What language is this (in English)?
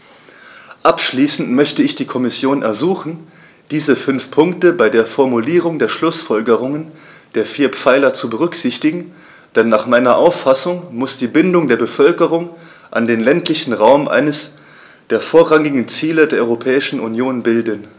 German